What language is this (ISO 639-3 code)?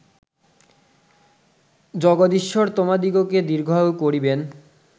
ben